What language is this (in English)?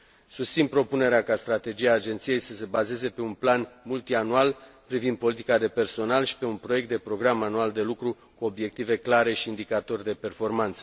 Romanian